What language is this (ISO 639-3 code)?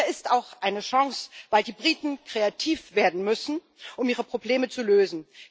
deu